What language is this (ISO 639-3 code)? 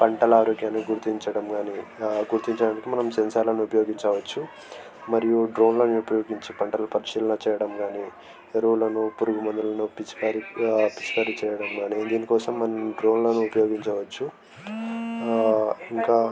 tel